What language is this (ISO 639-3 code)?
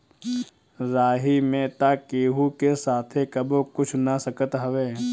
bho